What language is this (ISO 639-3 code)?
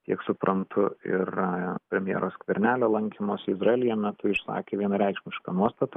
lit